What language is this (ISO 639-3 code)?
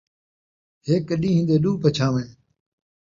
skr